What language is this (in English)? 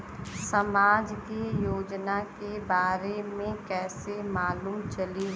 Bhojpuri